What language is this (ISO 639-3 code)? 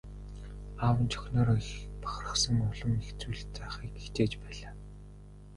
mon